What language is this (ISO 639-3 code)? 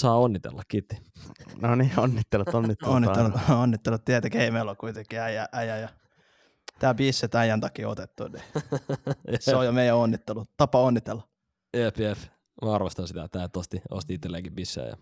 fin